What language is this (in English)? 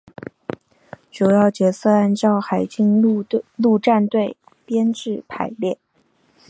Chinese